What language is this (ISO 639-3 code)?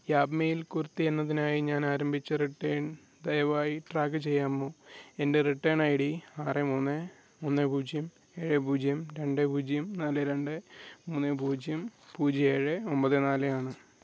mal